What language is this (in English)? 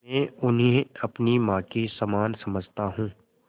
Hindi